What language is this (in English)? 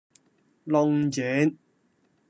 Cantonese